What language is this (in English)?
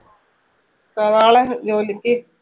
Malayalam